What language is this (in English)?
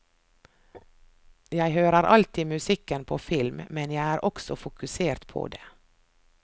Norwegian